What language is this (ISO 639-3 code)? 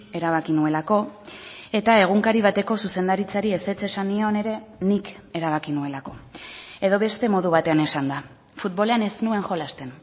eus